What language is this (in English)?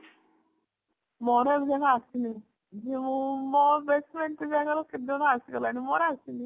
Odia